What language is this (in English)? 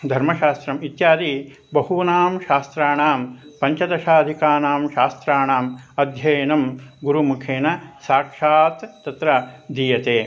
Sanskrit